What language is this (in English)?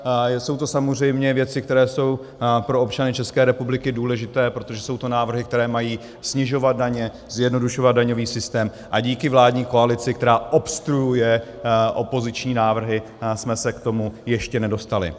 Czech